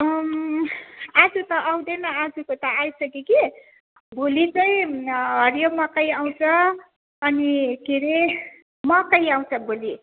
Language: Nepali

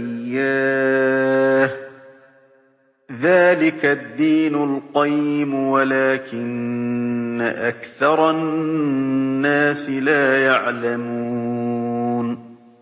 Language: Arabic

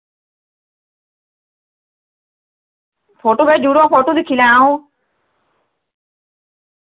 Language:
Dogri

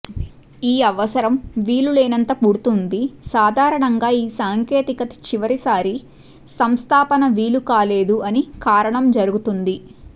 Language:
Telugu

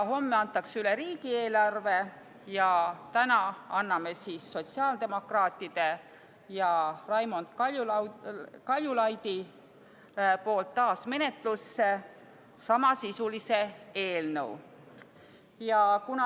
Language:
Estonian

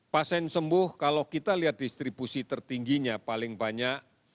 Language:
Indonesian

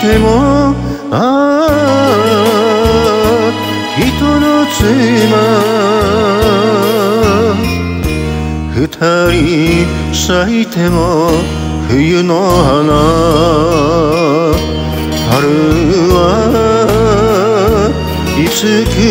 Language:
Romanian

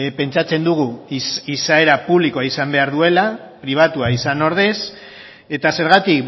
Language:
Basque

